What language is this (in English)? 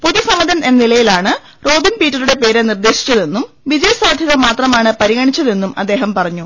Malayalam